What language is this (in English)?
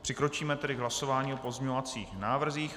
Czech